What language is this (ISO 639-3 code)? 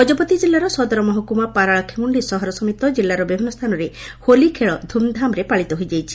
ori